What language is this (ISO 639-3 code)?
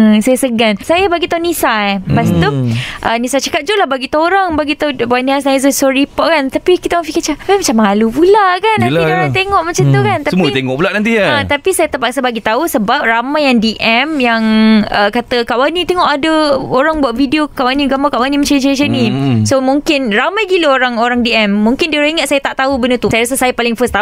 msa